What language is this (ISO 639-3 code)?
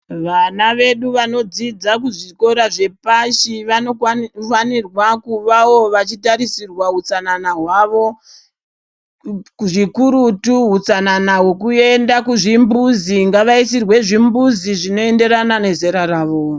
ndc